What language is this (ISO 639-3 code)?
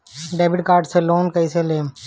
bho